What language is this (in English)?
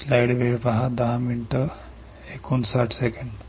Marathi